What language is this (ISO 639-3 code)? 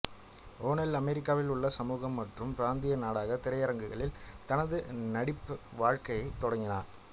tam